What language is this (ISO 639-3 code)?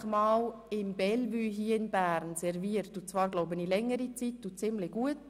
gsw